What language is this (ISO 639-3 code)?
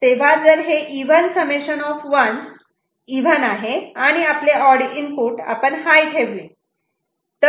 mar